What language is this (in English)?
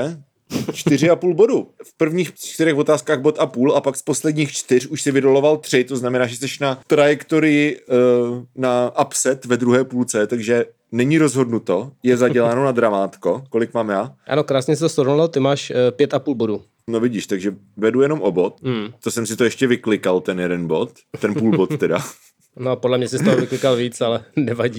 Czech